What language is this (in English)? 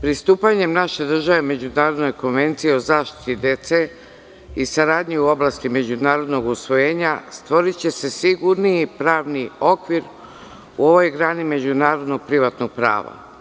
Serbian